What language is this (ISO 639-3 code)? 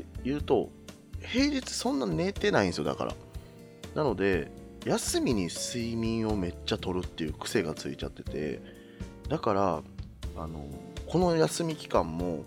jpn